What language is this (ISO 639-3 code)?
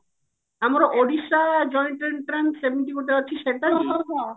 ori